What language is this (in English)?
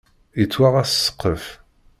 Kabyle